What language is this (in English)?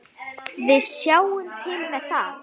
Icelandic